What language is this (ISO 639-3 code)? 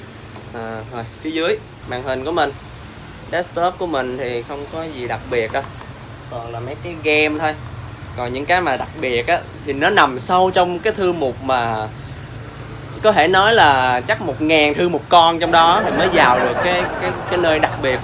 vie